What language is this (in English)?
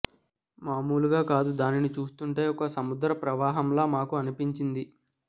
Telugu